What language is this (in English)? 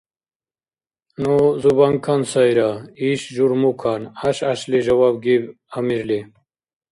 Dargwa